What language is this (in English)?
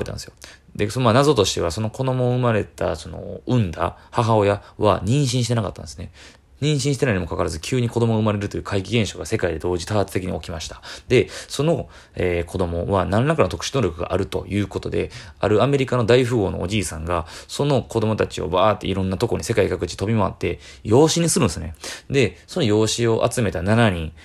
Japanese